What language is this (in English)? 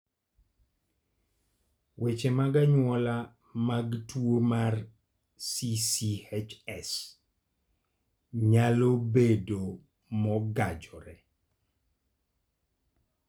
Luo (Kenya and Tanzania)